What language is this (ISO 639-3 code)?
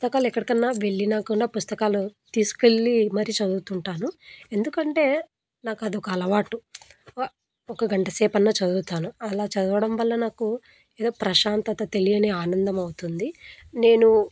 tel